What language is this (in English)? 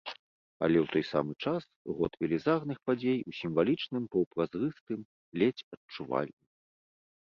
Belarusian